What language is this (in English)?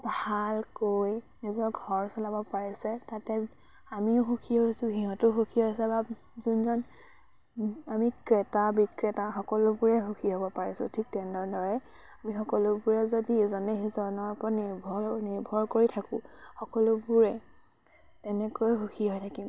Assamese